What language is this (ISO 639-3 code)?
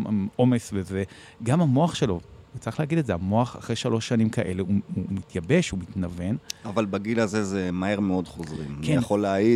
heb